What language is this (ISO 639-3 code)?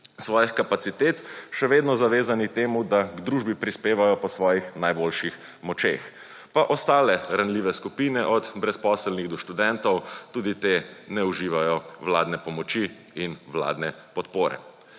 slv